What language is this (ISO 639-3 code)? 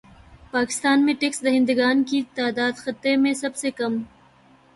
urd